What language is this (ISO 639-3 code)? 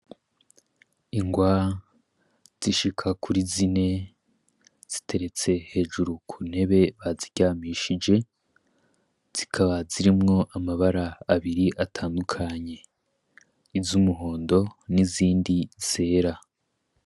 run